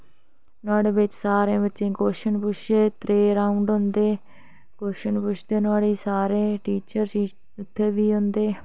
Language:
Dogri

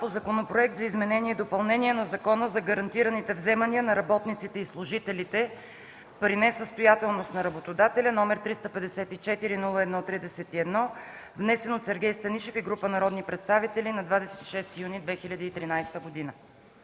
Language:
Bulgarian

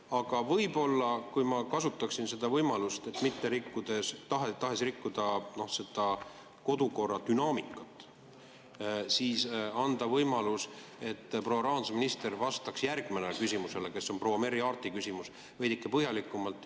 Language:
Estonian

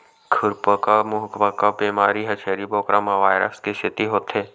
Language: Chhattisgarhi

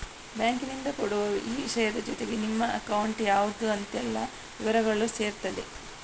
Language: Kannada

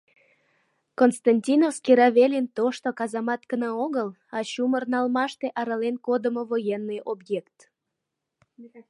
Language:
Mari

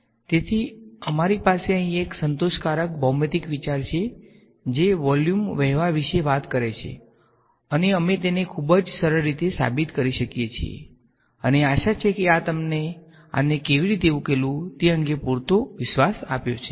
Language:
Gujarati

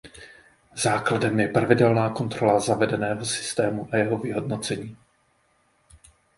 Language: Czech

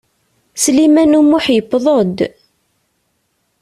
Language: Kabyle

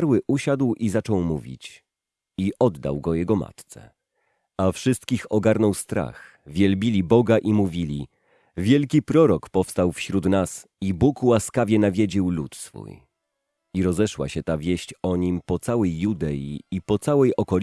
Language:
Polish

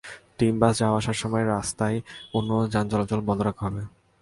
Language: Bangla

